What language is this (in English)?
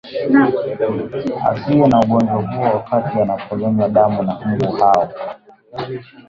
Swahili